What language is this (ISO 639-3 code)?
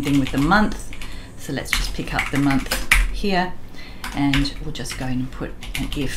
eng